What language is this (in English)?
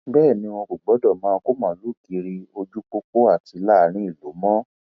Yoruba